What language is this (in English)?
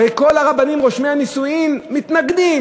Hebrew